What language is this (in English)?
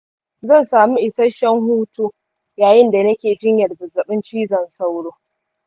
Hausa